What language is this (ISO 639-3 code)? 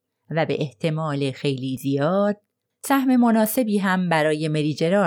fas